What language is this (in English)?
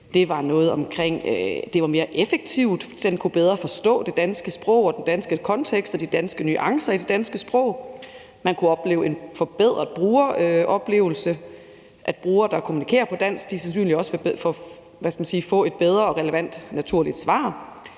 Danish